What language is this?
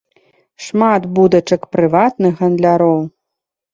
Belarusian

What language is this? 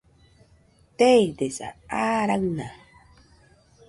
Nüpode Huitoto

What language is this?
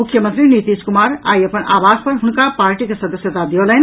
Maithili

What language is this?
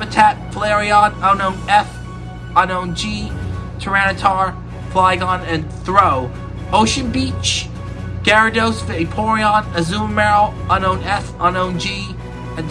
English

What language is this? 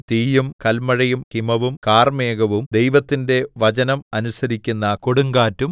Malayalam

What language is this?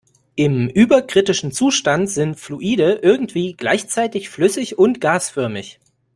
German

